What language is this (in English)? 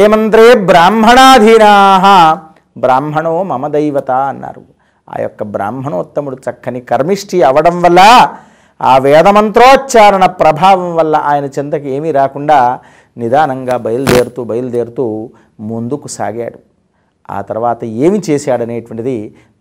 Telugu